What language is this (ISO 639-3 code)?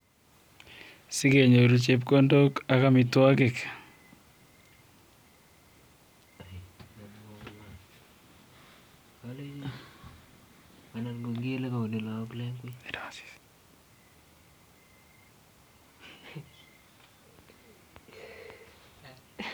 kln